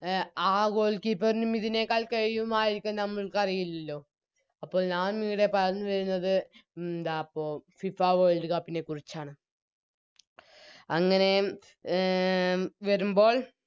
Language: Malayalam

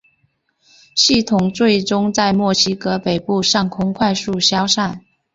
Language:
Chinese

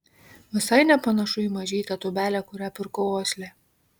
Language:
Lithuanian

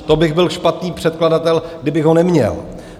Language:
Czech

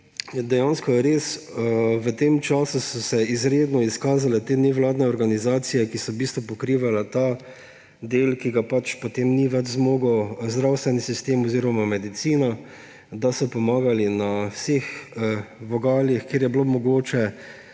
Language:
Slovenian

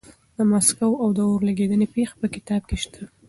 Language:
Pashto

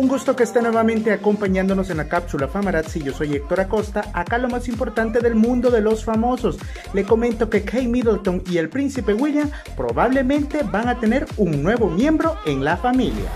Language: Spanish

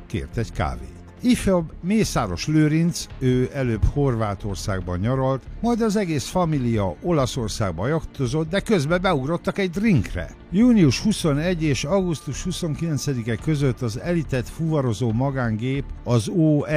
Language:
Hungarian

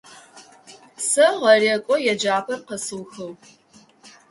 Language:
Adyghe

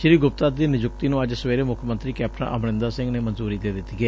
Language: Punjabi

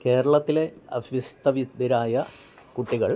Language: Malayalam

